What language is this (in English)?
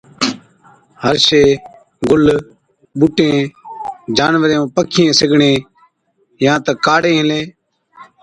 Od